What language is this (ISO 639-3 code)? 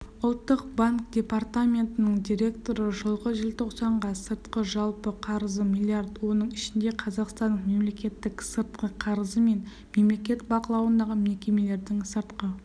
kaz